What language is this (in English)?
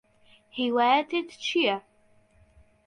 Central Kurdish